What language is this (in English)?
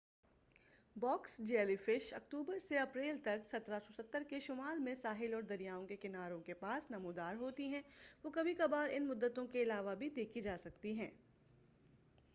Urdu